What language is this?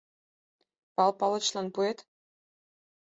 Mari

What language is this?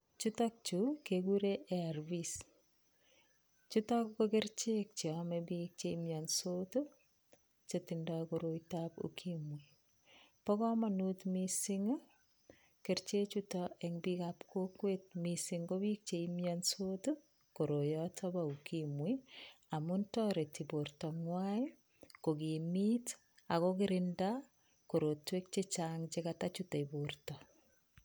Kalenjin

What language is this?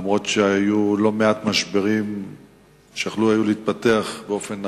Hebrew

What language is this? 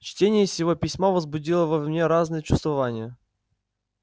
Russian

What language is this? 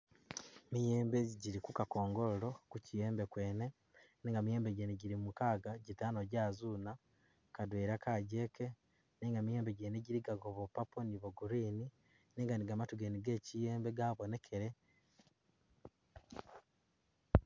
Masaaba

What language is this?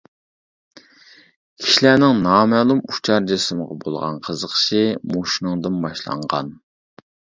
Uyghur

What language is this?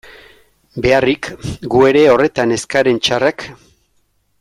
Basque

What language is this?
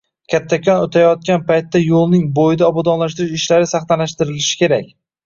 Uzbek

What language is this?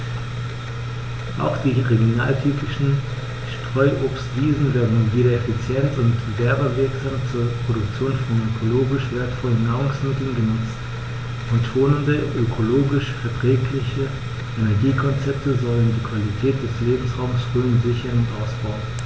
German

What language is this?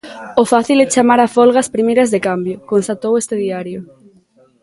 Galician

